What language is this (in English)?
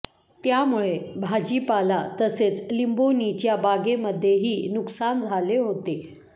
Marathi